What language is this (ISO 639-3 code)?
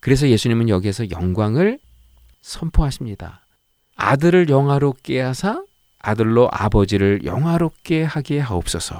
kor